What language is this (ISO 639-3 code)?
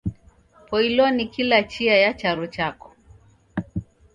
dav